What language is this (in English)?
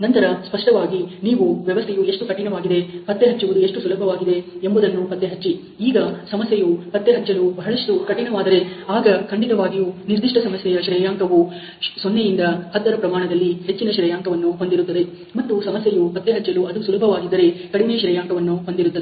Kannada